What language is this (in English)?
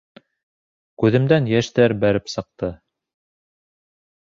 Bashkir